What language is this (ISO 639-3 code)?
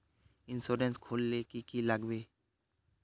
mag